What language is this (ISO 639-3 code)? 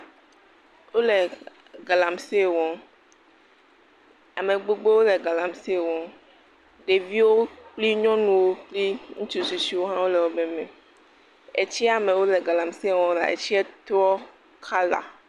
ewe